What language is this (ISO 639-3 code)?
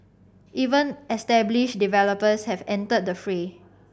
eng